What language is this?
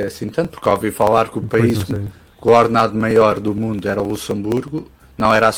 Portuguese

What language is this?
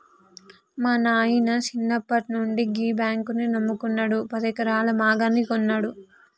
Telugu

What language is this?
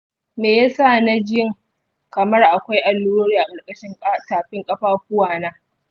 Hausa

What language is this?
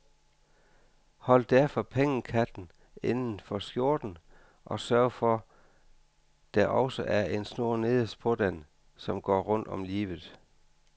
Danish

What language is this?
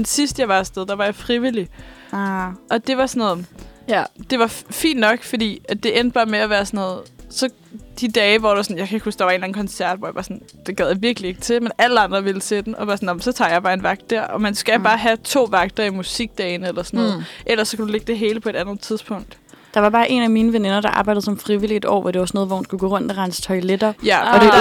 Danish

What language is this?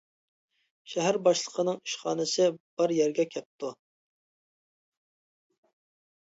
Uyghur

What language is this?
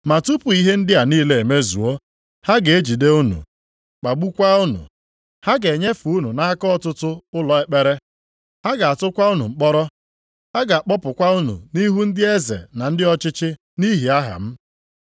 Igbo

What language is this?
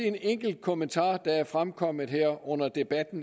Danish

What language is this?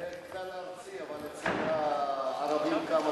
Hebrew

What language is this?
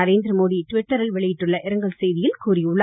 Tamil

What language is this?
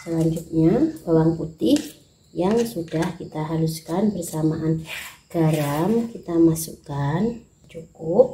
Indonesian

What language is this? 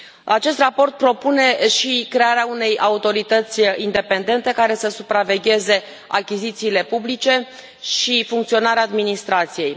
Romanian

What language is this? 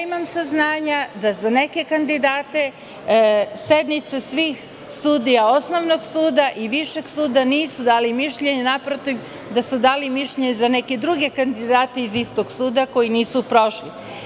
Serbian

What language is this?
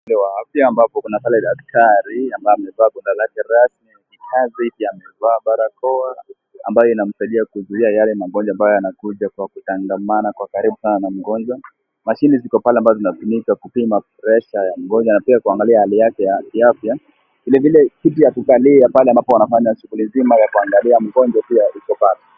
Swahili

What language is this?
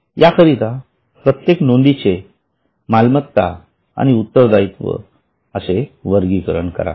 Marathi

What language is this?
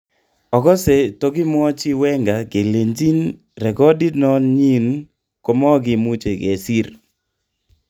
Kalenjin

